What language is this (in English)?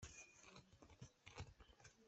Hakha Chin